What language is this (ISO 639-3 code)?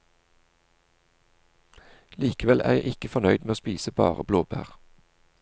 nor